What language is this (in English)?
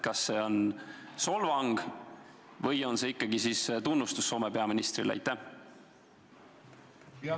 Estonian